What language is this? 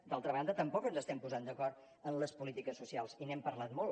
Catalan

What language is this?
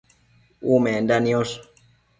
Matsés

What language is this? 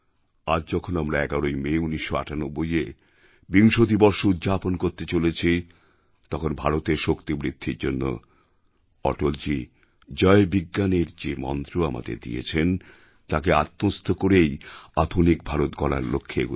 Bangla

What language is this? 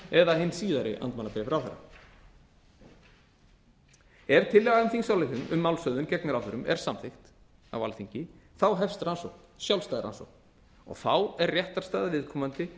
Icelandic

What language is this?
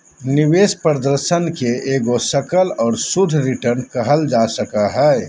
Magahi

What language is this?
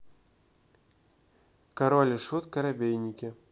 Russian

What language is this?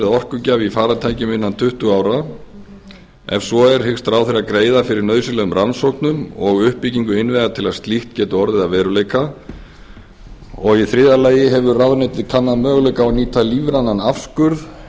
Icelandic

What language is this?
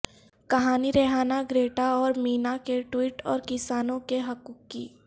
Urdu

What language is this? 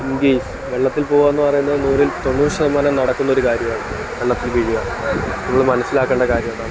Malayalam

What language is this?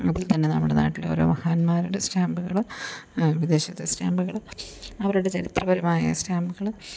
Malayalam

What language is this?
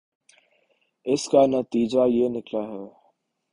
Urdu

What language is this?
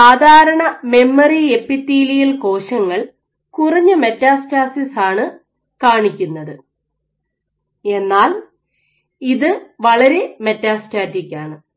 Malayalam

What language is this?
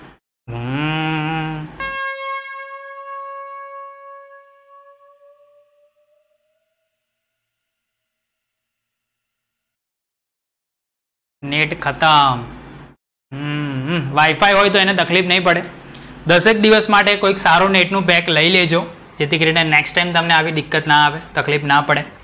Gujarati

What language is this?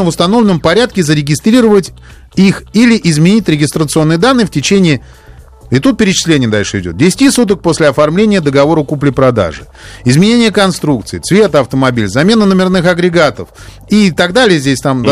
Russian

